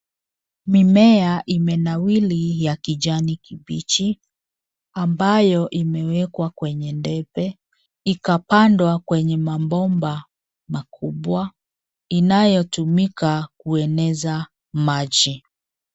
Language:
Swahili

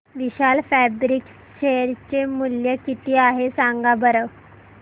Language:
Marathi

